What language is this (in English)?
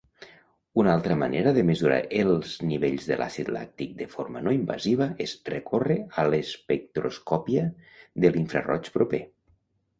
Catalan